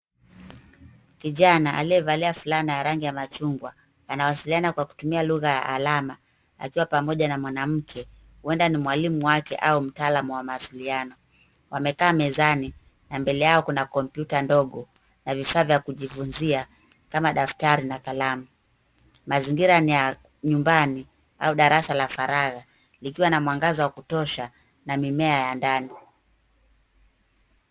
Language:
Swahili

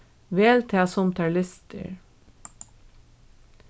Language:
Faroese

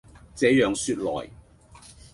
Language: Cantonese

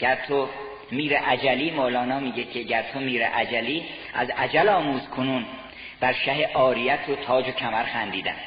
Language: Persian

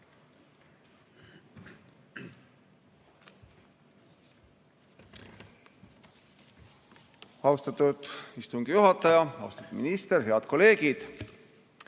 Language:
Estonian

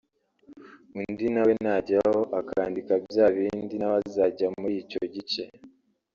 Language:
Kinyarwanda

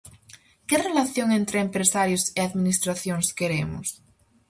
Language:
Galician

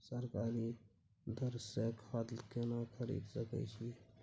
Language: Maithili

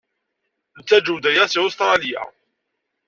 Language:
Kabyle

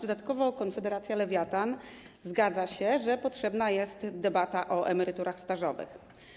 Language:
Polish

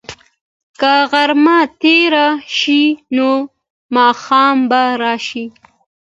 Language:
Pashto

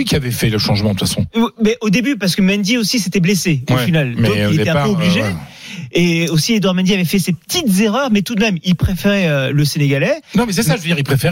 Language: French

